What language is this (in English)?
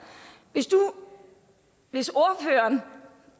Danish